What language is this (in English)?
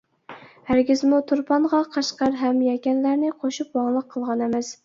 Uyghur